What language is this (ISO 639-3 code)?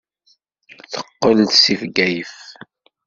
kab